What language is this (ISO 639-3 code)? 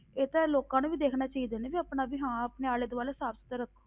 pan